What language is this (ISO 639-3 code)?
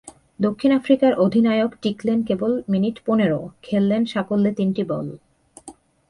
ben